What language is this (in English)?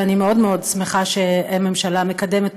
Hebrew